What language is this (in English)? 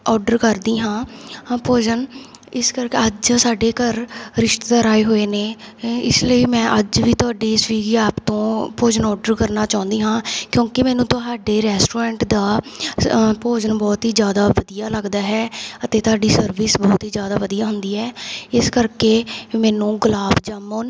Punjabi